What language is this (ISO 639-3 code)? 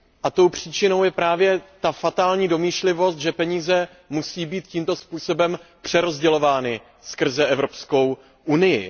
ces